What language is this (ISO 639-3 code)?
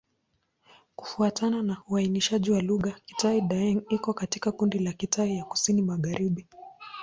swa